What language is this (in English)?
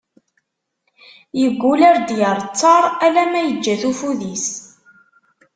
Kabyle